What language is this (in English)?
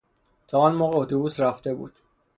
Persian